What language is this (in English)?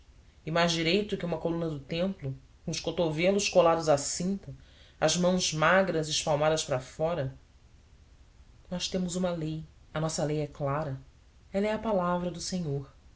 Portuguese